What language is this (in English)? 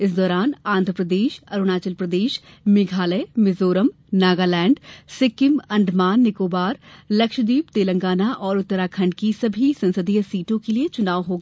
Hindi